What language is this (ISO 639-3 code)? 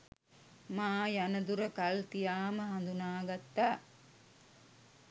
sin